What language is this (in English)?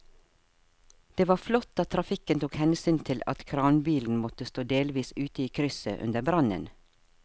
Norwegian